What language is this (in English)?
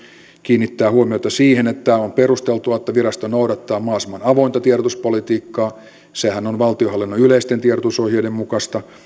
Finnish